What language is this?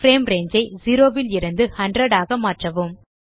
Tamil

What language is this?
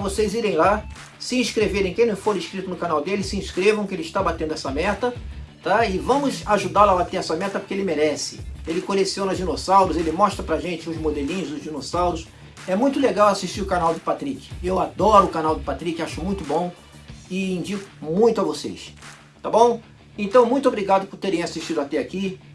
Portuguese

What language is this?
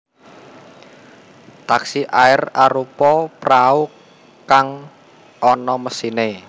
Javanese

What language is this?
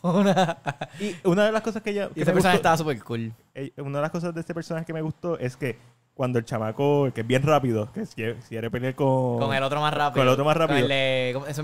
Spanish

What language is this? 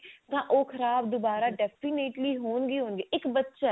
Punjabi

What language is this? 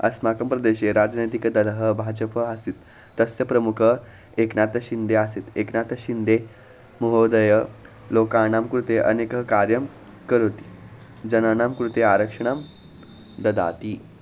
Sanskrit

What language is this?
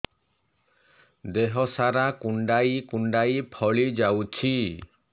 Odia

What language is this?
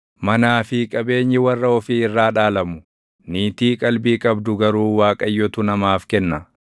Oromo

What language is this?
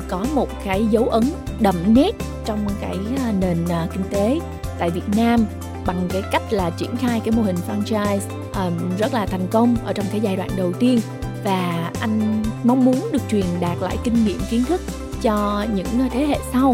Vietnamese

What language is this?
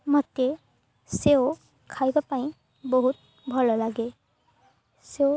Odia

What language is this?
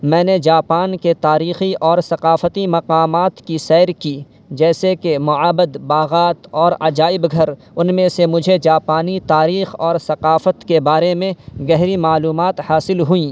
Urdu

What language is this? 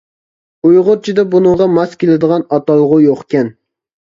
Uyghur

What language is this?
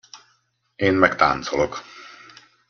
Hungarian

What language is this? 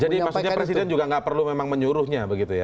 Indonesian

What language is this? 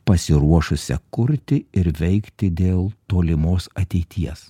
Lithuanian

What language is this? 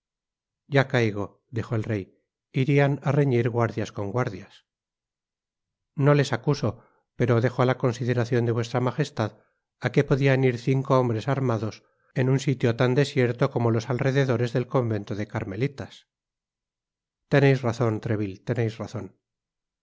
Spanish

